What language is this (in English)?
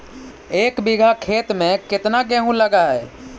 Magahi